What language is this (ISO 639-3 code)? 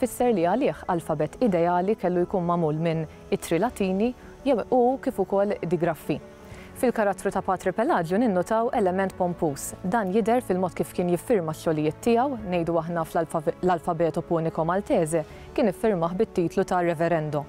ara